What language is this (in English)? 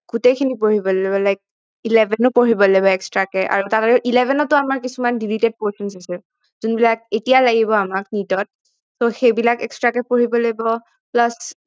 Assamese